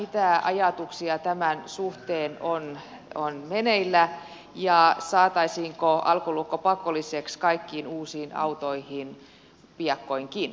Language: Finnish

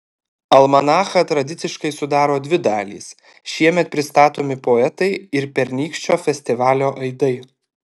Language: Lithuanian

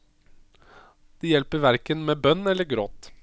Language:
Norwegian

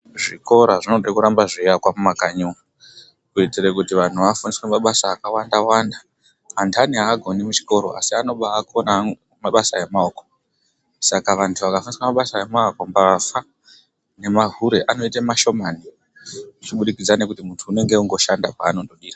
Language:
Ndau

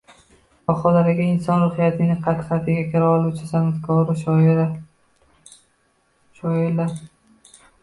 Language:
Uzbek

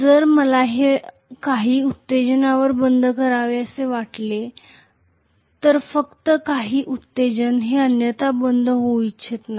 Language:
Marathi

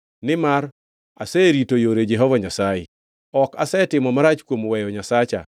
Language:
Luo (Kenya and Tanzania)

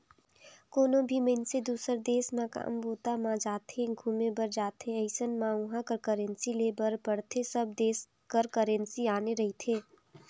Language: Chhattisgarhi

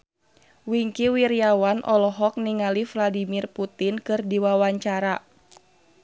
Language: Sundanese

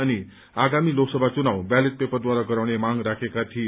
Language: Nepali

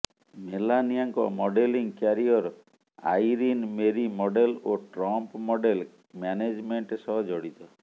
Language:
Odia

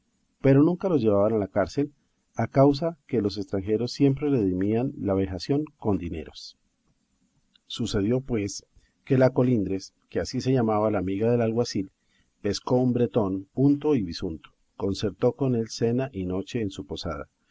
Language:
Spanish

